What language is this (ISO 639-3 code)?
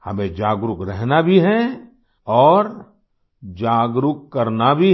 hin